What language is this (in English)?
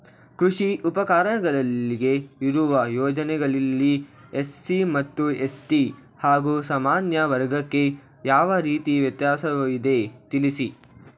Kannada